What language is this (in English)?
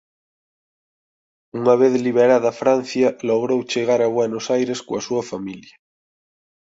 Galician